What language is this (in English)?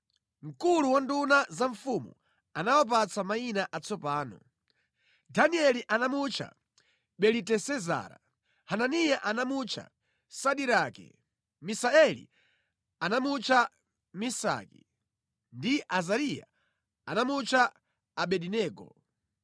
Nyanja